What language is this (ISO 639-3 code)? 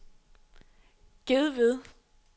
dan